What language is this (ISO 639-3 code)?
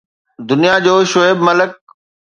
snd